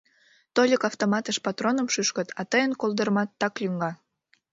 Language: Mari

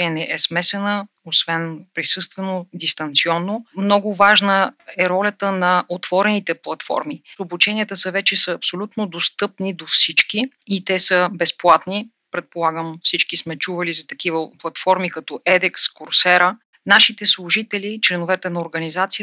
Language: Bulgarian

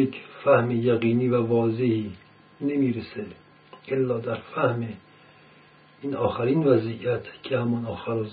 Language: Persian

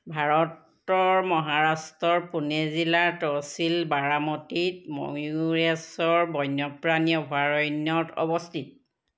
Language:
Assamese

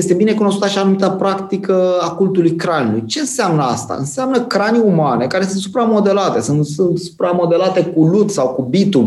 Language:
Romanian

